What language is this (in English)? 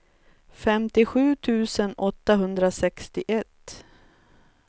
Swedish